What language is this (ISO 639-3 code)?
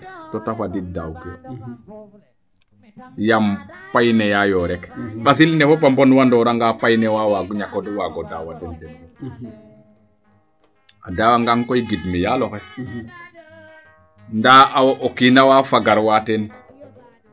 srr